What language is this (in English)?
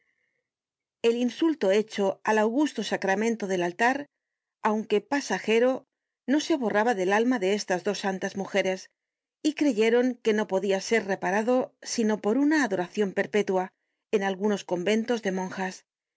Spanish